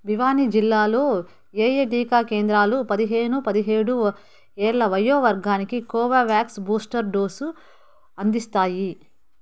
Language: Telugu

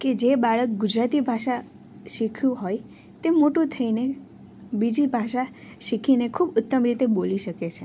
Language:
Gujarati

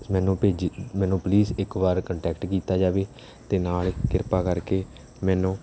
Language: Punjabi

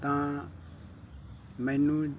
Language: Punjabi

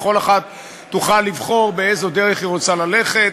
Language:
Hebrew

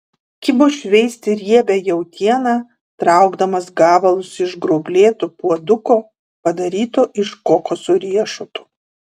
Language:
Lithuanian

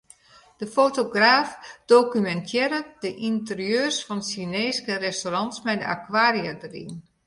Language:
Western Frisian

